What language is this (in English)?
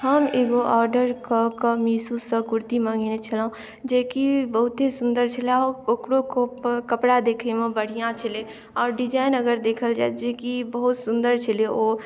Maithili